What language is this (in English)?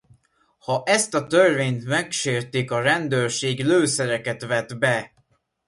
Hungarian